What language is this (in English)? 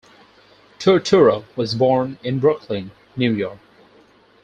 English